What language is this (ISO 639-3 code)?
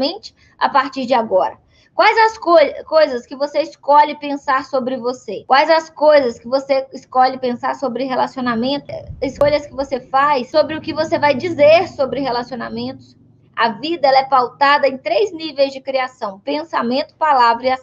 por